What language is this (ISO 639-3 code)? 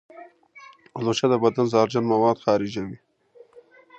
pus